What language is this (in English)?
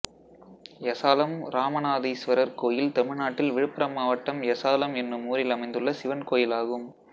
Tamil